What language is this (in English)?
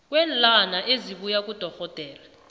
South Ndebele